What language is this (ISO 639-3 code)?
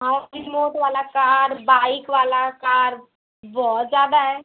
hin